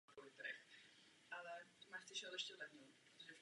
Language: Czech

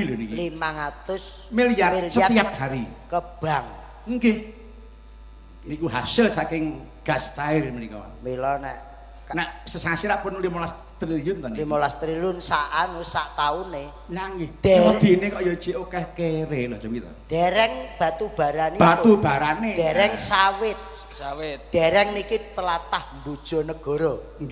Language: Indonesian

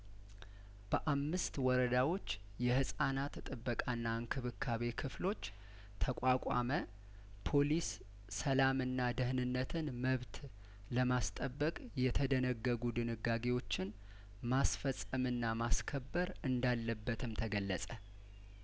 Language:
Amharic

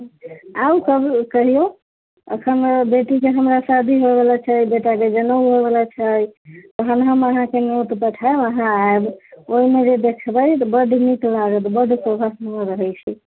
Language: Maithili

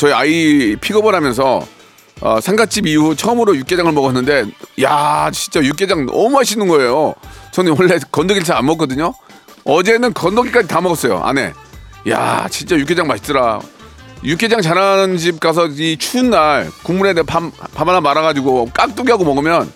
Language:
Korean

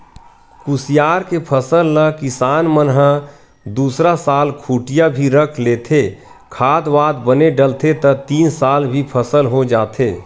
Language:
Chhattisgarhi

